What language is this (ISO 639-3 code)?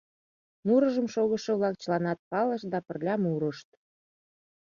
chm